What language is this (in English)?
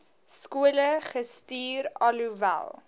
Afrikaans